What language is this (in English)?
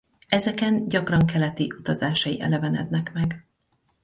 Hungarian